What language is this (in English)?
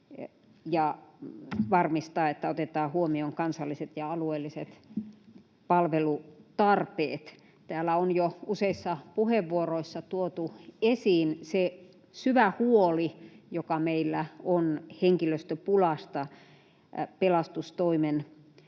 Finnish